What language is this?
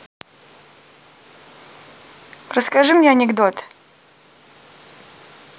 Russian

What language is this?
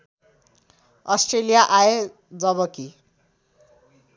Nepali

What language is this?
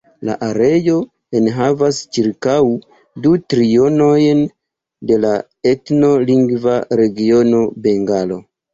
Esperanto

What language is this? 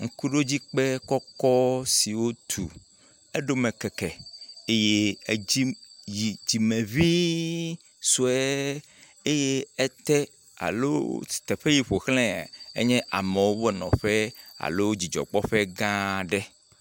Ewe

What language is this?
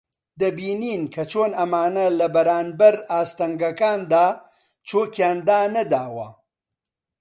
Central Kurdish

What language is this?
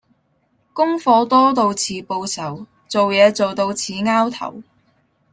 Cantonese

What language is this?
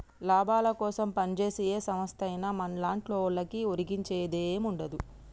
Telugu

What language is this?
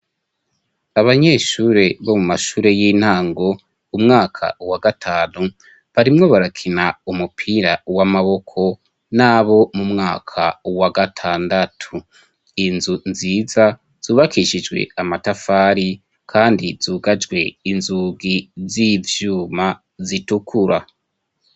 Rundi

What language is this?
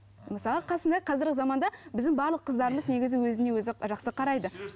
Kazakh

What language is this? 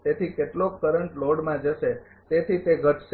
Gujarati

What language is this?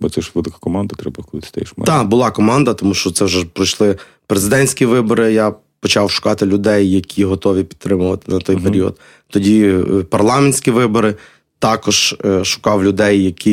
Ukrainian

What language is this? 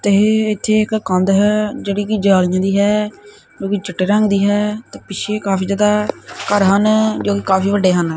Punjabi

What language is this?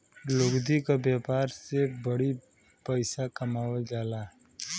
Bhojpuri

